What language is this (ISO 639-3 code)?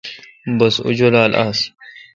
xka